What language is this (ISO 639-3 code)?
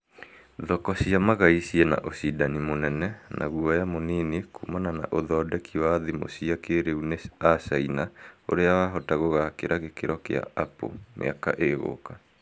kik